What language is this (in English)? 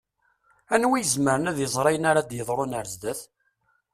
Kabyle